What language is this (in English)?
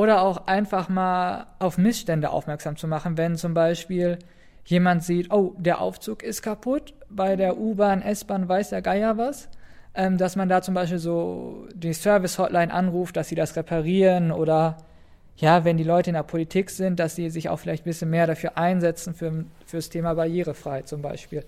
German